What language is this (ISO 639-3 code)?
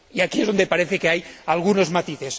spa